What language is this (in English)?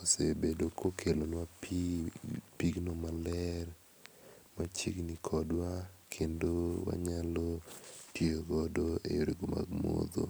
Luo (Kenya and Tanzania)